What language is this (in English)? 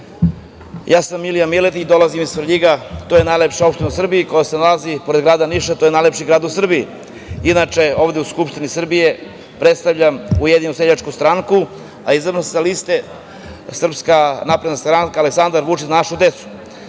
Serbian